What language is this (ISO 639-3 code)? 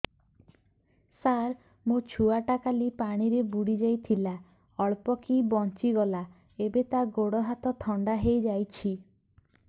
ori